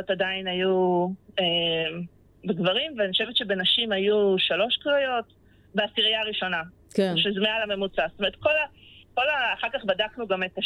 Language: Hebrew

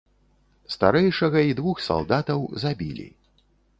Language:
Belarusian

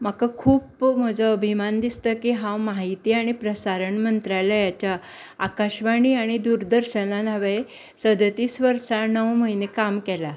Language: Konkani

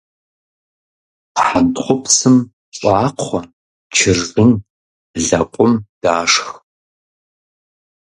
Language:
Kabardian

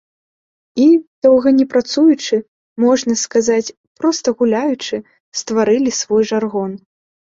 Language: Belarusian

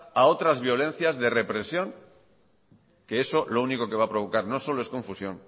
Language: Spanish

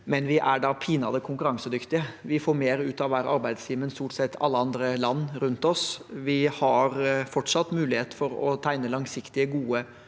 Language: Norwegian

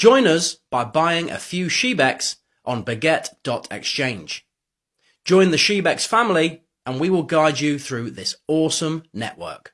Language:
English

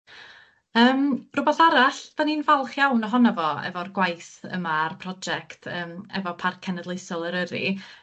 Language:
Welsh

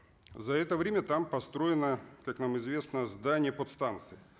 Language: Kazakh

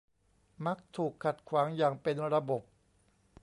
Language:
Thai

